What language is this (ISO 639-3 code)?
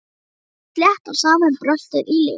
isl